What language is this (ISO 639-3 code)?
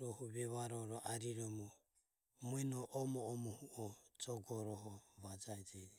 aom